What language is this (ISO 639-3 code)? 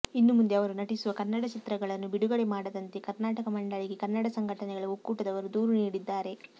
kan